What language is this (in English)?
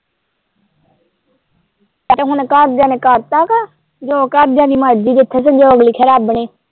Punjabi